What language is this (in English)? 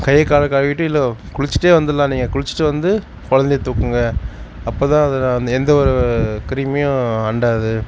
Tamil